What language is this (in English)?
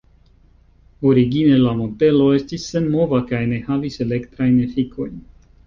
Esperanto